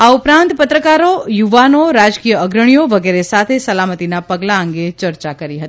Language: Gujarati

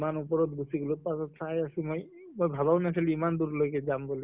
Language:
Assamese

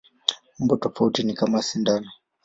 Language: Swahili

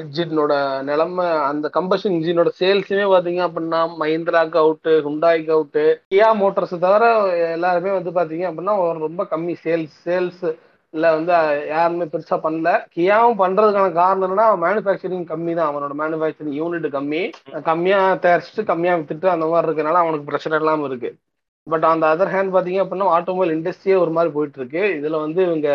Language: Tamil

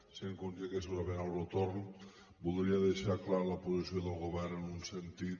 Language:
Catalan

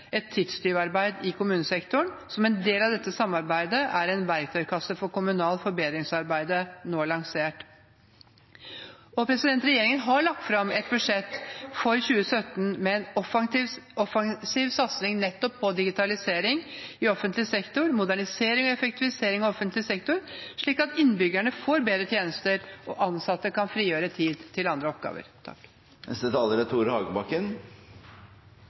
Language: Norwegian Bokmål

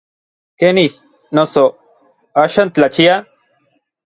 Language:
Orizaba Nahuatl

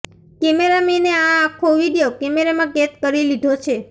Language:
Gujarati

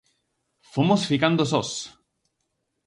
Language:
Galician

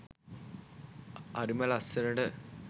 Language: Sinhala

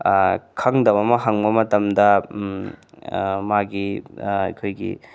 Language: Manipuri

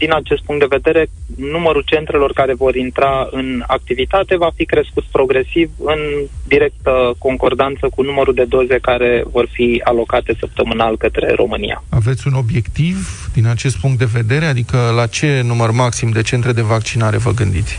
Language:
Romanian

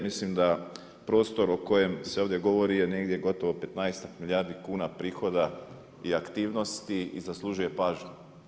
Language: Croatian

